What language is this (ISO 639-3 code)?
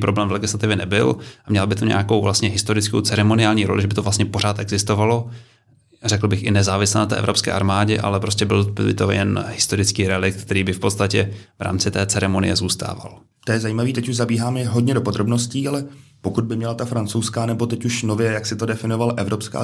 ces